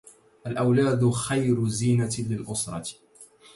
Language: Arabic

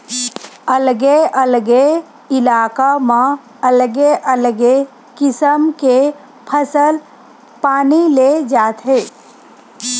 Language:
Chhattisgarhi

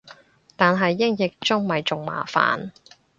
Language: Cantonese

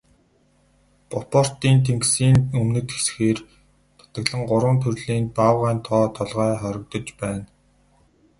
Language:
Mongolian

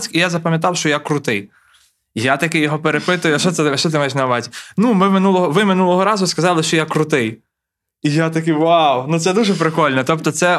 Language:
Ukrainian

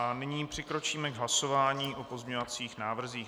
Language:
Czech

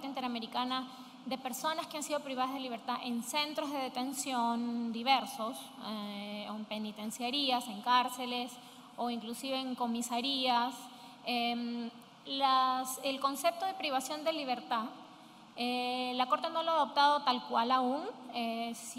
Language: Spanish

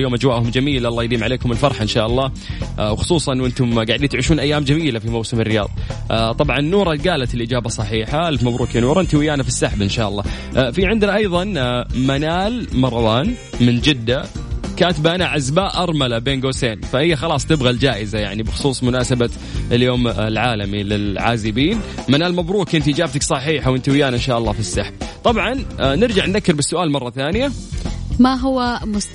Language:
Arabic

